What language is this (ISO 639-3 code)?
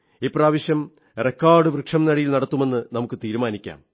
mal